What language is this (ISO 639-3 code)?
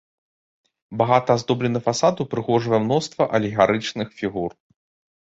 bel